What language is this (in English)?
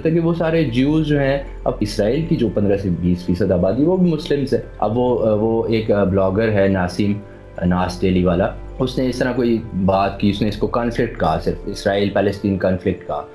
Urdu